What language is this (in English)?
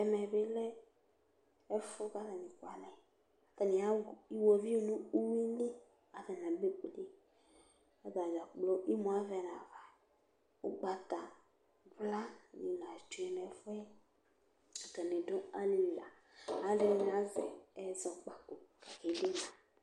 Ikposo